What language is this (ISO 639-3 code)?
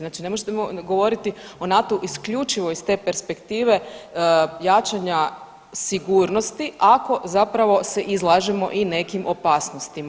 hrv